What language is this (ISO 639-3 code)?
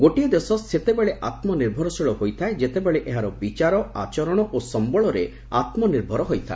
ori